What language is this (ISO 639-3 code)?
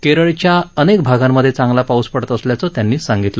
mar